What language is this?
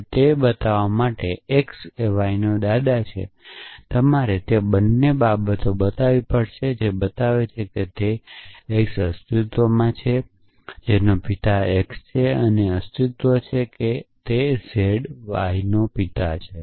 Gujarati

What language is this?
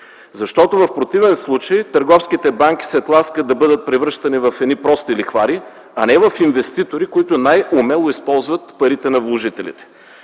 Bulgarian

